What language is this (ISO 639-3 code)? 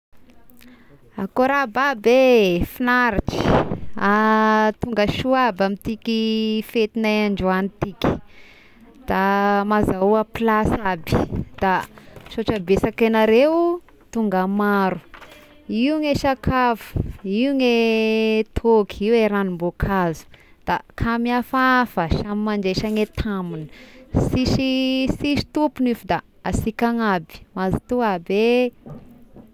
tkg